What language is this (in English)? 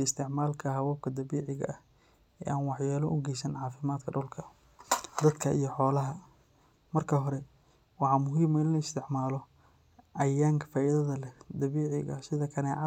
Somali